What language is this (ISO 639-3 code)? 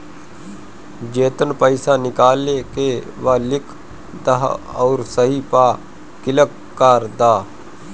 bho